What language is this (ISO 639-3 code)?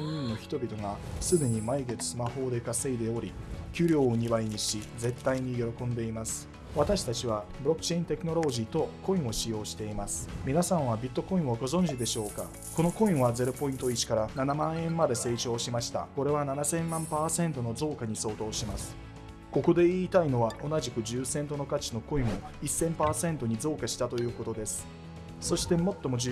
jpn